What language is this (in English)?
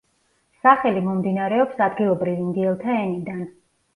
Georgian